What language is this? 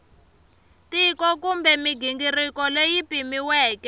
Tsonga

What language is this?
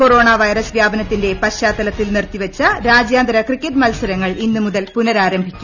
Malayalam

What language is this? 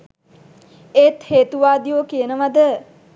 Sinhala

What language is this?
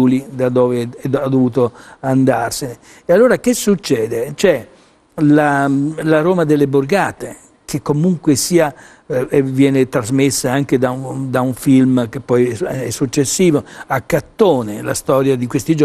Italian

